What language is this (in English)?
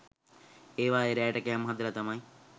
Sinhala